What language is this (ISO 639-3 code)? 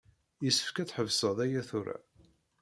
kab